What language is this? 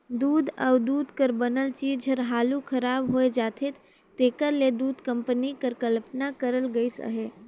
Chhattisgarhi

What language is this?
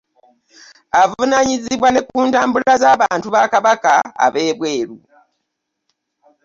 Ganda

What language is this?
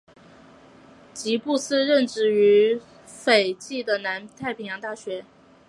Chinese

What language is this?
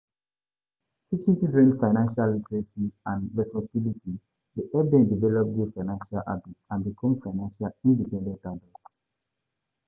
Nigerian Pidgin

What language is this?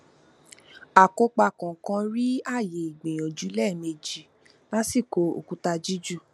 Yoruba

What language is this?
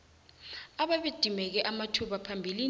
South Ndebele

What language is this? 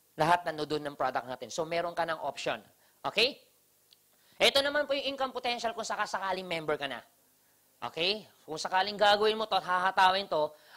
Filipino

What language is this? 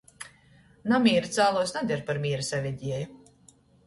Latgalian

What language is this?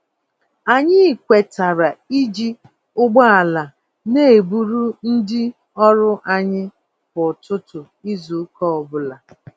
Igbo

